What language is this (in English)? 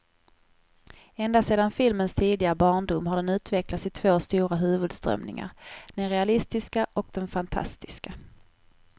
Swedish